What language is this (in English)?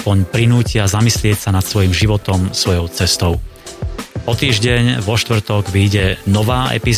Slovak